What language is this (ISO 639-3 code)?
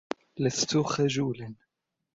ara